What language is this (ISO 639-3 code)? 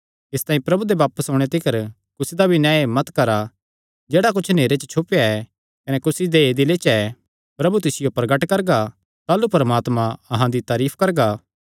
xnr